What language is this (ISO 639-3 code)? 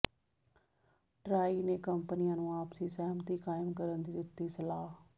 pan